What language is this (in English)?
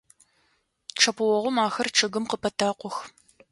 Adyghe